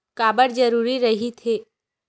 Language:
Chhattisgarhi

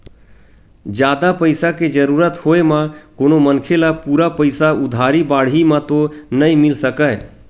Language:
Chhattisgarhi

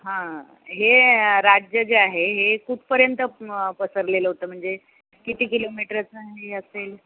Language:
Marathi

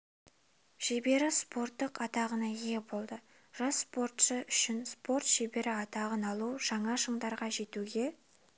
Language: Kazakh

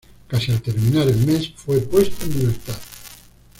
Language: Spanish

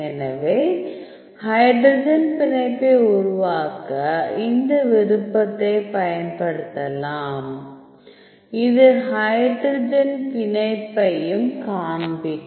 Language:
Tamil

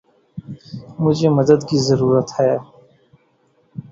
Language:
Urdu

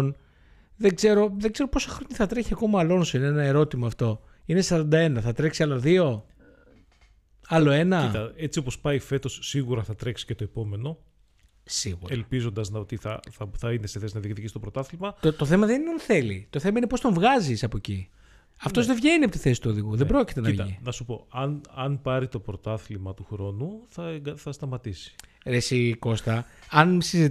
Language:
Greek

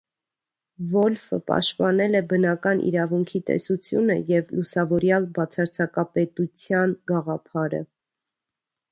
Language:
Armenian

